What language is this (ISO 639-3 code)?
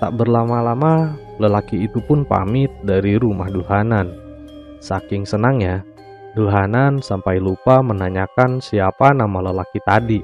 ind